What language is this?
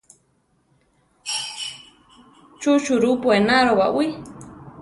Central Tarahumara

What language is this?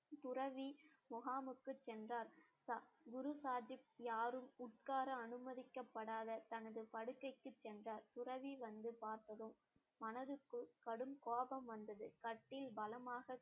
Tamil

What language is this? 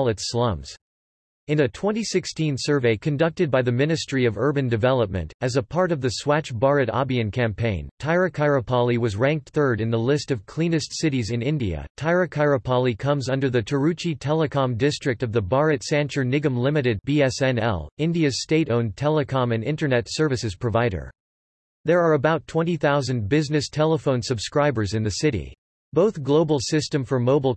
English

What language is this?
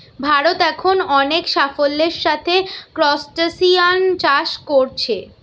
Bangla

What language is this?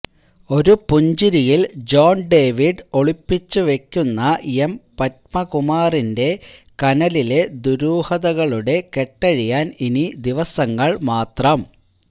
Malayalam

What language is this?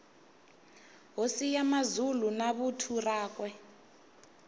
Tsonga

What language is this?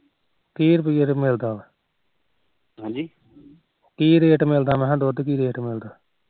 Punjabi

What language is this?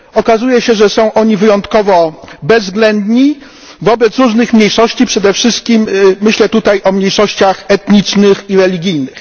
Polish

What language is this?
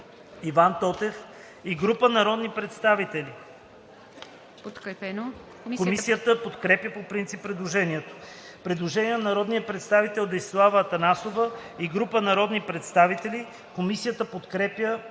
Bulgarian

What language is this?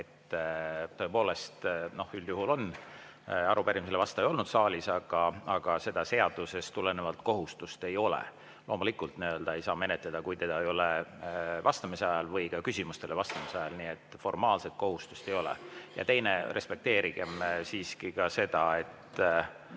Estonian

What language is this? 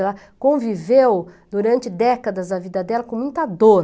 Portuguese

